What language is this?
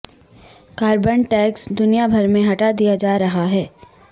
Urdu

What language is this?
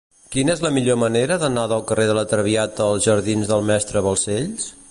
Catalan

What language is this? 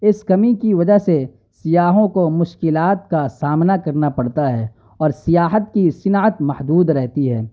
Urdu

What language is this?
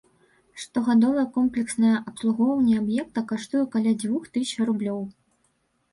Belarusian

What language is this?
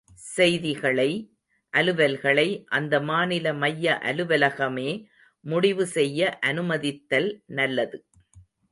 Tamil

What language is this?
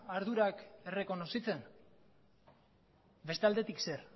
Basque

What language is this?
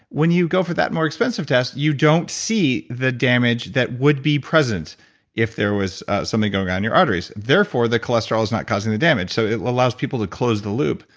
English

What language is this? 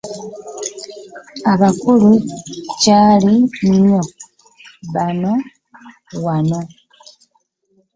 Ganda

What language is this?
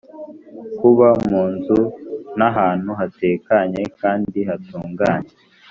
Kinyarwanda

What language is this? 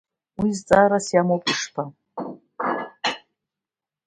Abkhazian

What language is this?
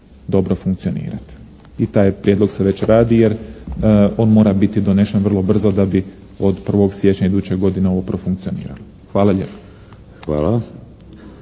Croatian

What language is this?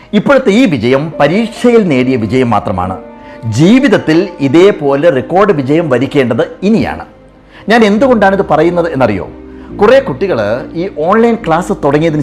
Malayalam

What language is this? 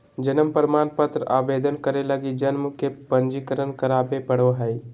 Magahi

